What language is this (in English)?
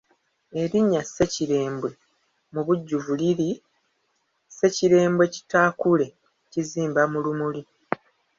Ganda